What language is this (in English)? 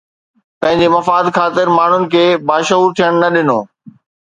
Sindhi